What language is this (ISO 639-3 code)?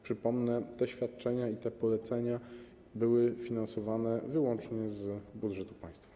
pol